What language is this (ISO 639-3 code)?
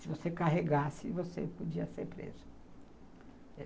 por